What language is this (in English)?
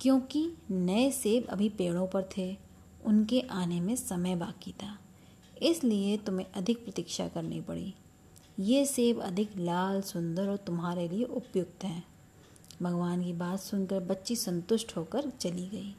Hindi